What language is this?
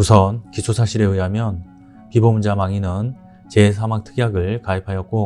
Korean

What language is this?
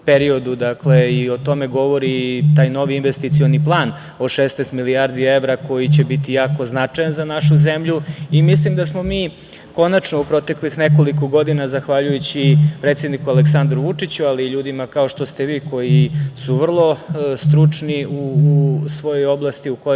Serbian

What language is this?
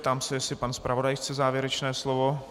Czech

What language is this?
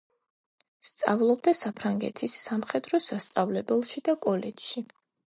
Georgian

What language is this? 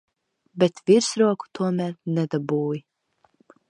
Latvian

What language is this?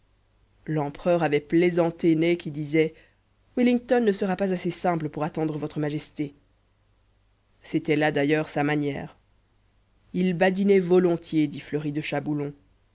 French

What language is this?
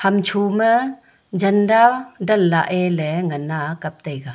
Wancho Naga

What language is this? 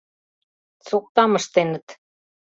Mari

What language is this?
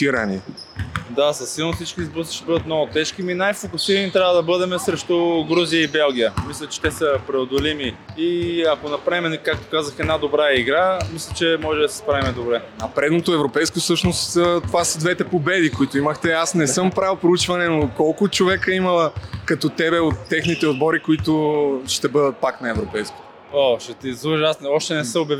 Bulgarian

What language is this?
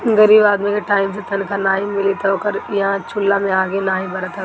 Bhojpuri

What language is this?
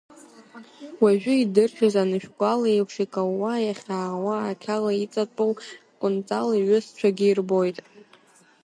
Abkhazian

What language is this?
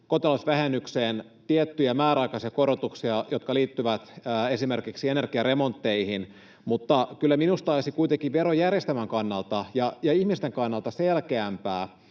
Finnish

